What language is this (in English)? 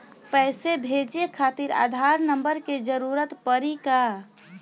Bhojpuri